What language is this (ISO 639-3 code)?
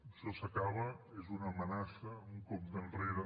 cat